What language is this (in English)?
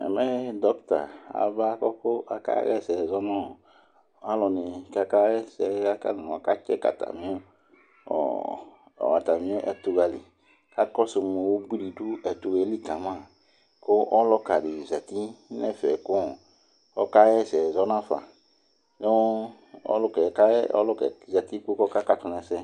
Ikposo